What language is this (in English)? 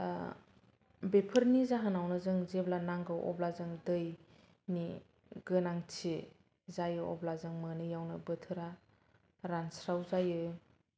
Bodo